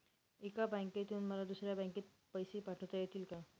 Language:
Marathi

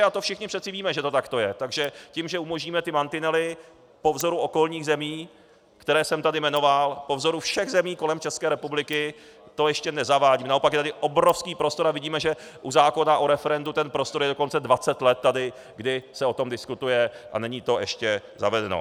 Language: Czech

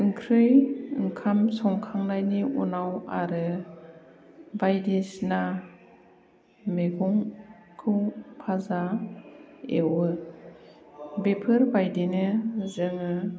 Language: Bodo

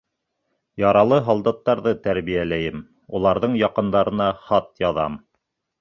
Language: Bashkir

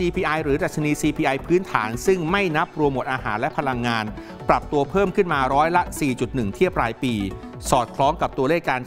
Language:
Thai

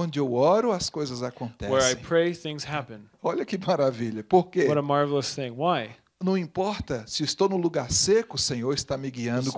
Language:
Portuguese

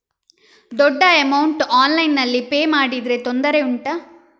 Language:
Kannada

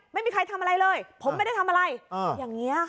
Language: Thai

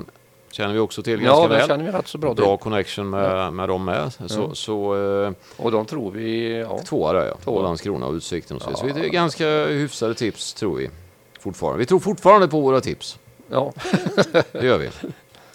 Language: Swedish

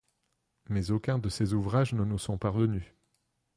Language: French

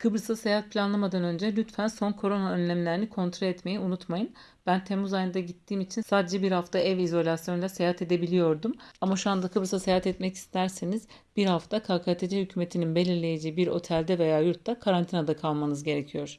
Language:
Turkish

